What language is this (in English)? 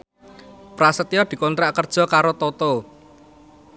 Javanese